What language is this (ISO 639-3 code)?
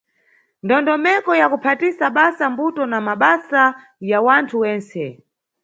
nyu